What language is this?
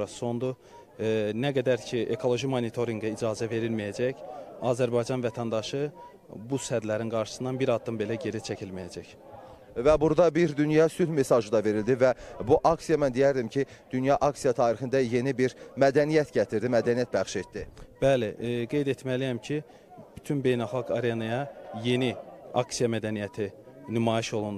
Turkish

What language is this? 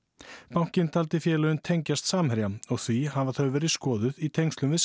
Icelandic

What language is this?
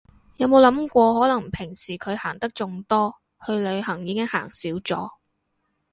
Cantonese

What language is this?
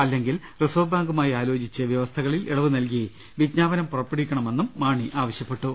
Malayalam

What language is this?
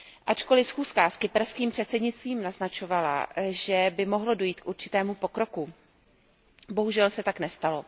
Czech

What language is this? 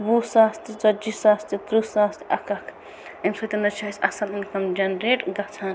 Kashmiri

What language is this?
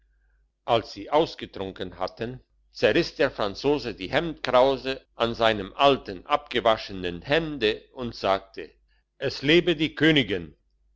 German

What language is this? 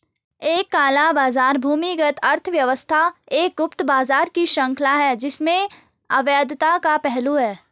Hindi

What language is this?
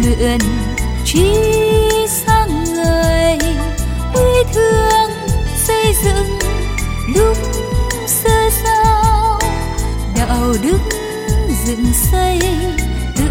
Vietnamese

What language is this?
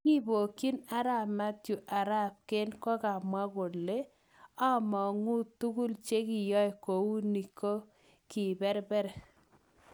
Kalenjin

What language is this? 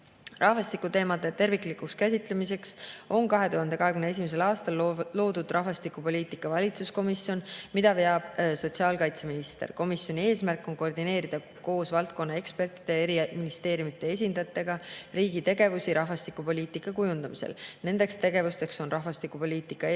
Estonian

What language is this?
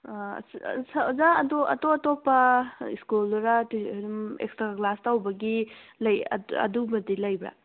Manipuri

